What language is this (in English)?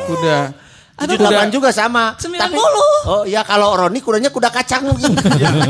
Indonesian